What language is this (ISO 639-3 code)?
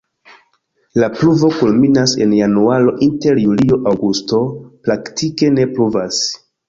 epo